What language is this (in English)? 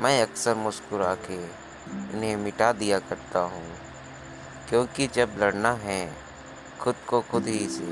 Hindi